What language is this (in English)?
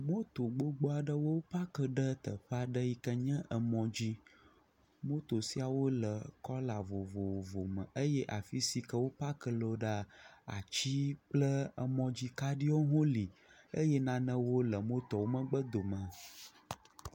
Ewe